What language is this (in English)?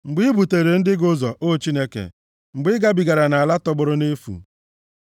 Igbo